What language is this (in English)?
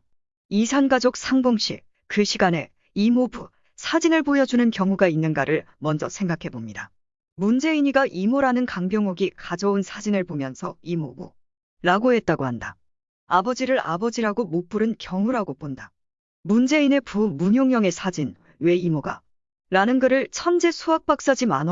Korean